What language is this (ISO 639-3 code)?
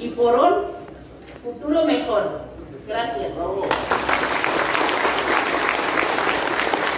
spa